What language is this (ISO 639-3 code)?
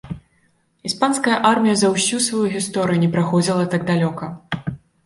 bel